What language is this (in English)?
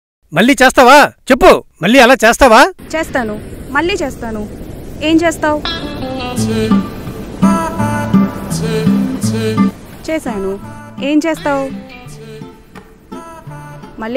Telugu